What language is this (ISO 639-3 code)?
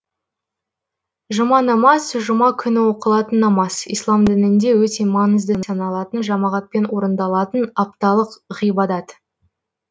kaz